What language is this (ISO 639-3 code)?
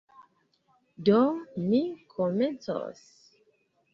epo